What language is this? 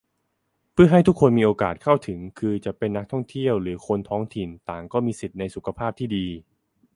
Thai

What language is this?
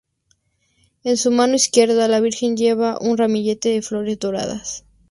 Spanish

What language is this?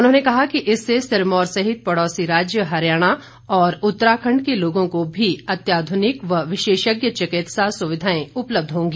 Hindi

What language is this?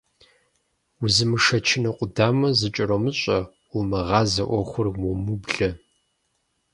Kabardian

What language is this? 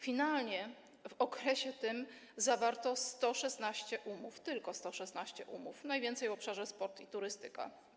Polish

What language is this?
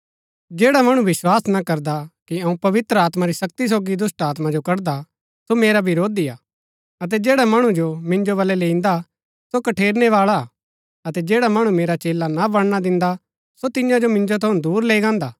Gaddi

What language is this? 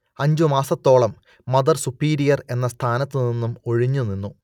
Malayalam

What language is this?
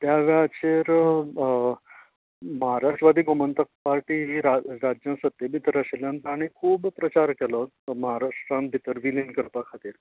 Konkani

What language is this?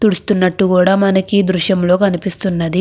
Telugu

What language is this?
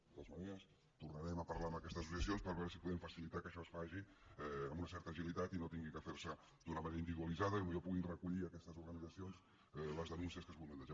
Catalan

